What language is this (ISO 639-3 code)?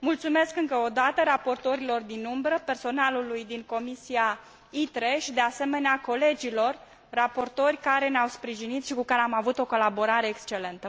ron